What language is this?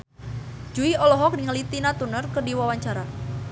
Sundanese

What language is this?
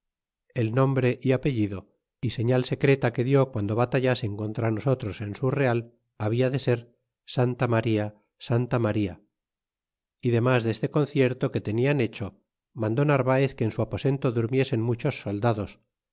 Spanish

